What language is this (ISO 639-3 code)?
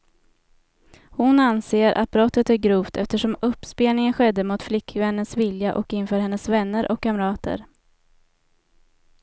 swe